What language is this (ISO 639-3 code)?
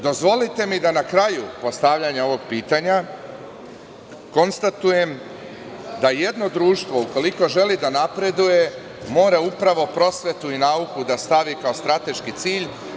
srp